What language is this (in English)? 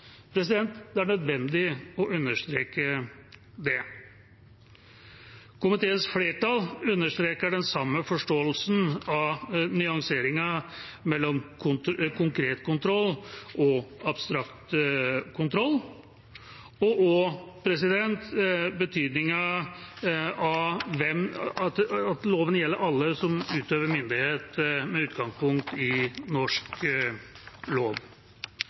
Norwegian Bokmål